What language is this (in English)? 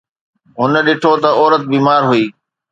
Sindhi